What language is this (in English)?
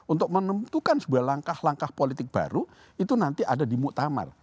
Indonesian